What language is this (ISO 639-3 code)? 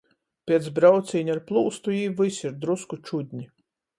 ltg